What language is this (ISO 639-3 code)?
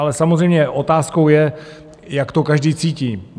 ces